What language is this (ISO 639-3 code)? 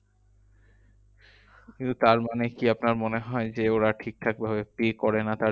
ben